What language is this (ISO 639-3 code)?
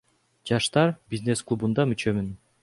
kir